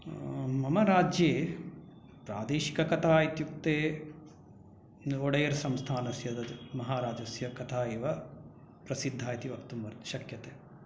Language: Sanskrit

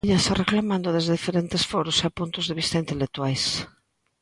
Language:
Galician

